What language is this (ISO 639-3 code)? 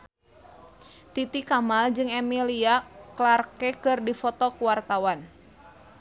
sun